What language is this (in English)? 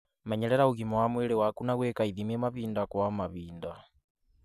Kikuyu